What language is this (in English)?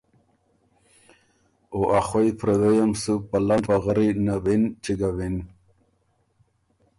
Ormuri